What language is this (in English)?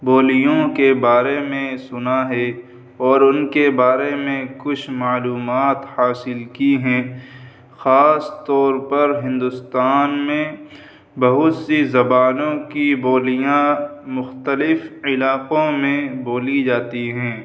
Urdu